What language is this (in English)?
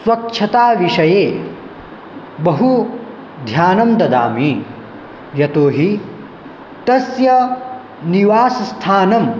Sanskrit